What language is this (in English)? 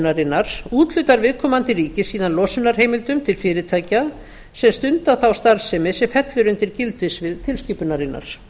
Icelandic